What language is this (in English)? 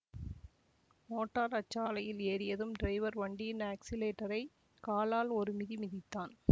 Tamil